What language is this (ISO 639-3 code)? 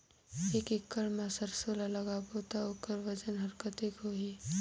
hne